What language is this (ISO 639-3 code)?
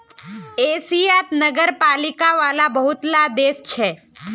mag